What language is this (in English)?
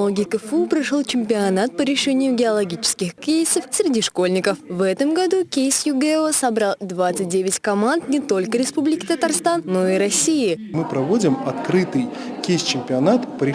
Russian